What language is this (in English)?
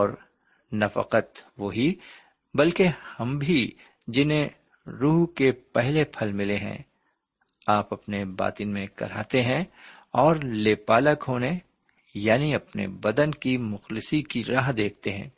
Urdu